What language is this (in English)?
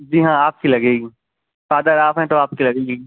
Urdu